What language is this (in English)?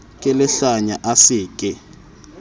Southern Sotho